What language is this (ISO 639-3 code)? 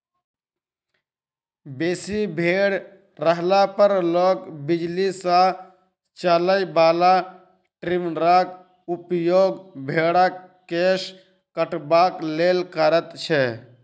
mai